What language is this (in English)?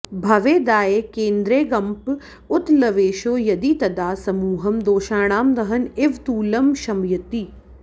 Sanskrit